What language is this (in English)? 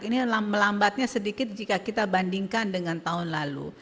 Indonesian